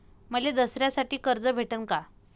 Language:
Marathi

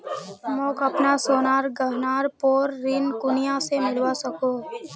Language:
Magahi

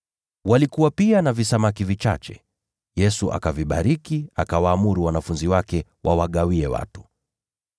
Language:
Swahili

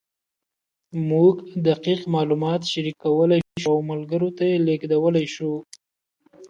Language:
Pashto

